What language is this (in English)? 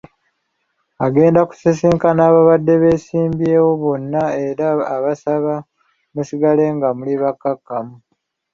Ganda